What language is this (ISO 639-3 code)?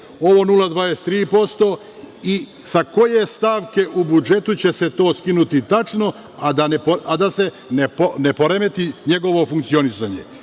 srp